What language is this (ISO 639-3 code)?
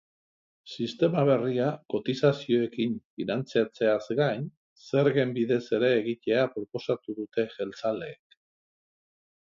eus